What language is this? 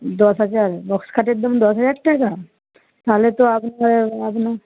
Bangla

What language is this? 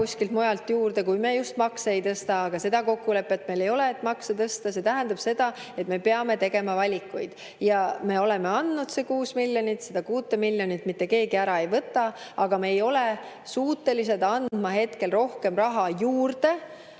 Estonian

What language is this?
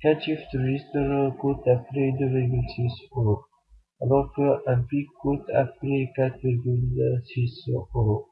French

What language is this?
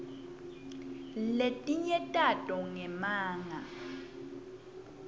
Swati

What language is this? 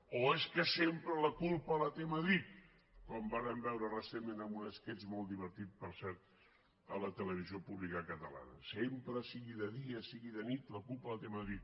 Catalan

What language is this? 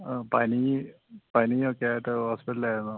Malayalam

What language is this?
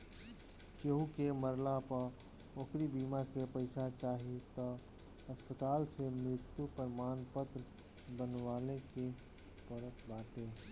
Bhojpuri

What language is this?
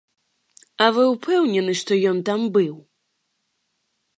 Belarusian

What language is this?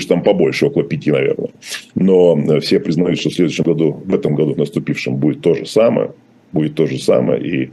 Russian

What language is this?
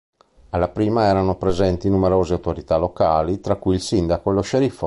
Italian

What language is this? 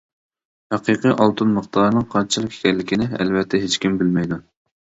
Uyghur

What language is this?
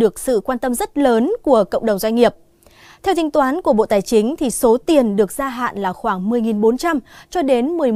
Vietnamese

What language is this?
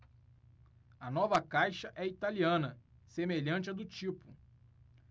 Portuguese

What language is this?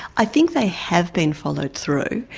English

